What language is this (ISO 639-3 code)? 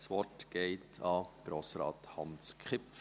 gsw